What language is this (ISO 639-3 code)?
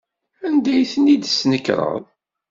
kab